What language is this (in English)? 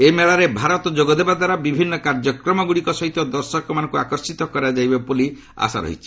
Odia